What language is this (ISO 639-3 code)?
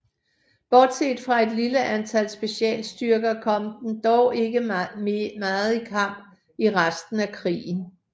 dan